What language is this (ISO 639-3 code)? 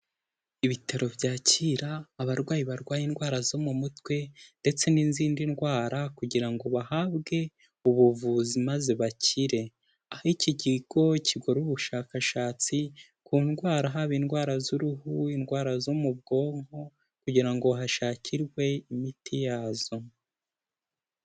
kin